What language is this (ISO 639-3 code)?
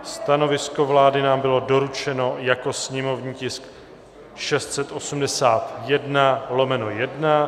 ces